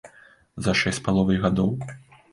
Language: Belarusian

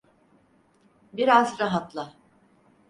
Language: Turkish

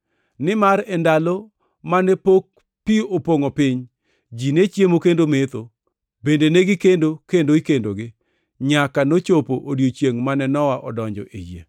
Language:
Luo (Kenya and Tanzania)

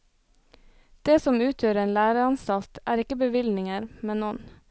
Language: Norwegian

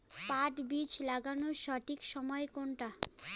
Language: Bangla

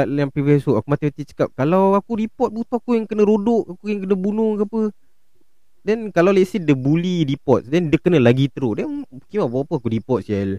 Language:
Malay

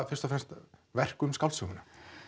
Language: Icelandic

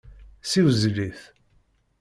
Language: Kabyle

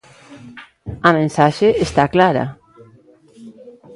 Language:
Galician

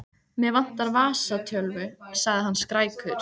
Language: Icelandic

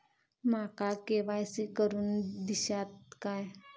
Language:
Marathi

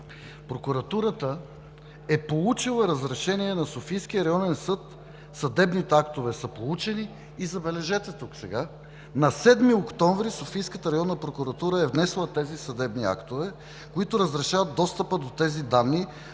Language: Bulgarian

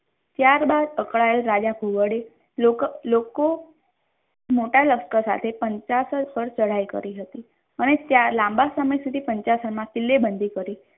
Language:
Gujarati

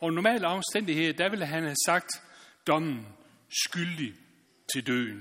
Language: Danish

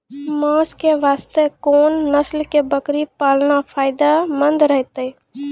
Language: Maithili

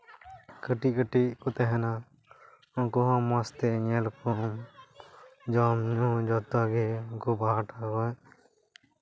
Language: Santali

